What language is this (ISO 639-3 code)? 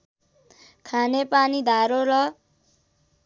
nep